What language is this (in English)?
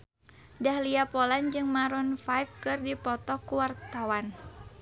Sundanese